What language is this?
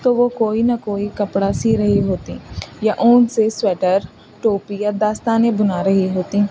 Urdu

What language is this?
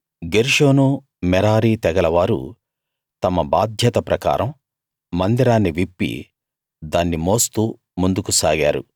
Telugu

